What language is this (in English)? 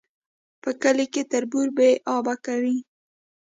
Pashto